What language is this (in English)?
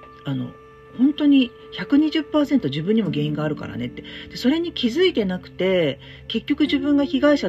Japanese